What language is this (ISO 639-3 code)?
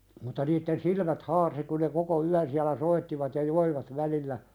fin